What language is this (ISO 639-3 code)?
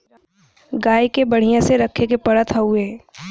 bho